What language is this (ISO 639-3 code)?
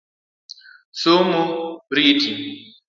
luo